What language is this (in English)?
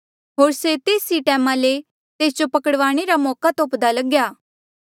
Mandeali